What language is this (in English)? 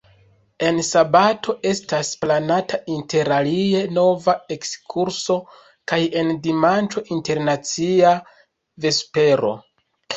Esperanto